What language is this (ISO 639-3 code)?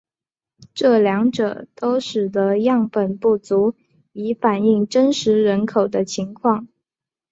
zho